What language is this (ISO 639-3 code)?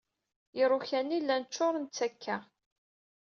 kab